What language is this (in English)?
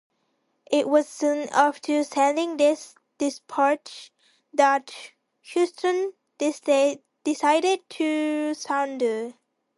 English